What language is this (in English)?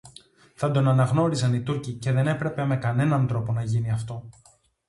Greek